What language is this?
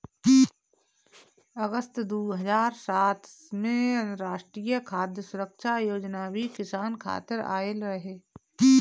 Bhojpuri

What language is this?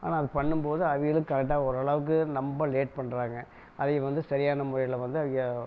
Tamil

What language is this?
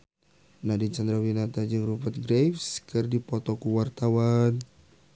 Sundanese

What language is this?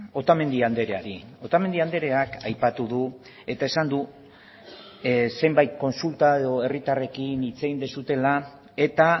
Basque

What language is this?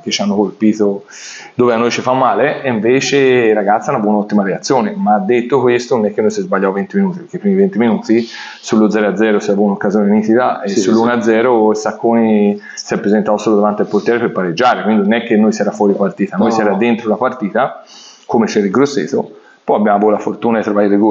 Italian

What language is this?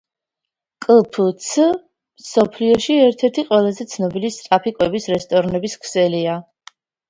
Georgian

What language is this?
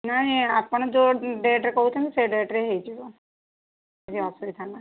Odia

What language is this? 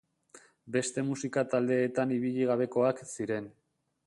Basque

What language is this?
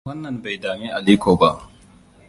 Hausa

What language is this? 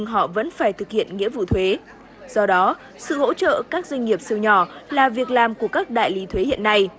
Vietnamese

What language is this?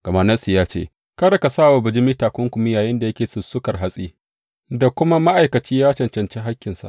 Hausa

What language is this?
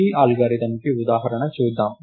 Telugu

